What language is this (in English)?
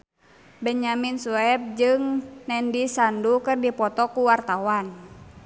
Sundanese